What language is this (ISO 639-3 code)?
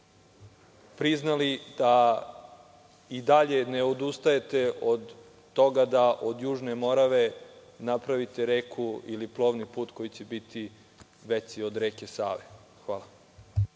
srp